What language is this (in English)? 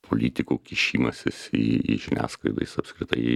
Lithuanian